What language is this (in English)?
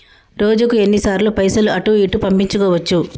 Telugu